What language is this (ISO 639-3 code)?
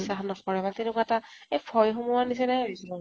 asm